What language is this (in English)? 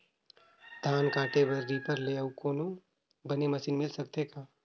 Chhattisgarhi